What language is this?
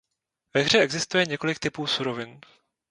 Czech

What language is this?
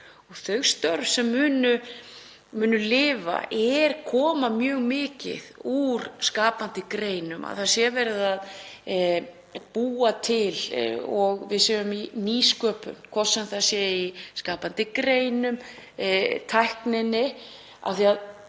Icelandic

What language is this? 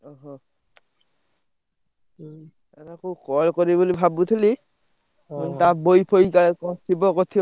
Odia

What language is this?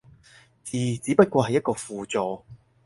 Cantonese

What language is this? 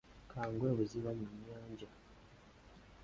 Ganda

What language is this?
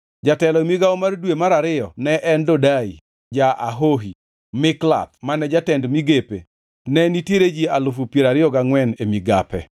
Luo (Kenya and Tanzania)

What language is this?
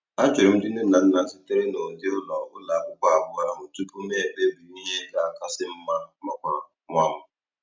Igbo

